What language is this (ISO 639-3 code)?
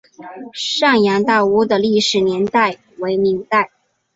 zho